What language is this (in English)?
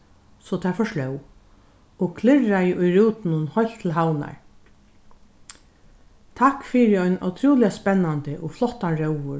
Faroese